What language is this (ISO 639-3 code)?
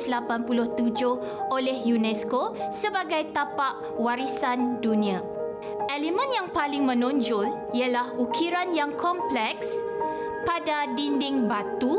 msa